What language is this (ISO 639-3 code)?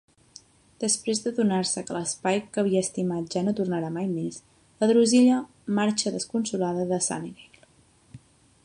cat